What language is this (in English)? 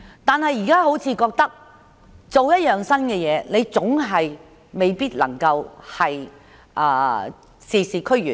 Cantonese